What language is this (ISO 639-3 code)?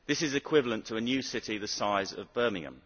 eng